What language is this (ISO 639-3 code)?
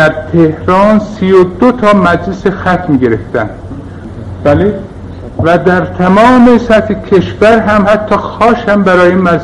fas